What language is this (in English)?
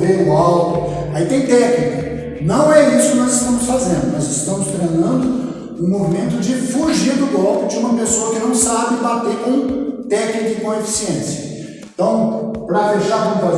Portuguese